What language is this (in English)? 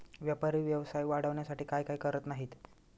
Marathi